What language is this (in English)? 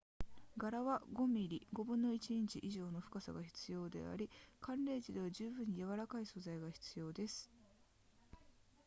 Japanese